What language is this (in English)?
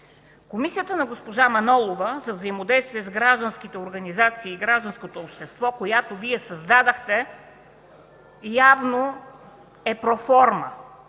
Bulgarian